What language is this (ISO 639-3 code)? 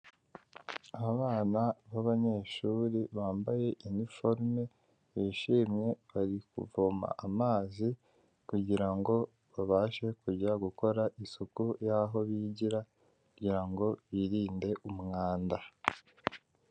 kin